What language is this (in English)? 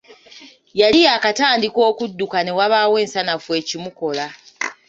Ganda